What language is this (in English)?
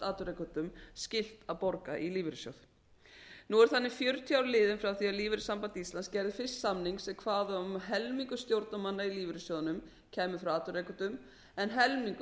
Icelandic